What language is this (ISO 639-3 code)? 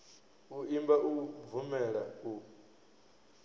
ven